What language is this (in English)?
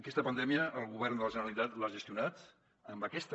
Catalan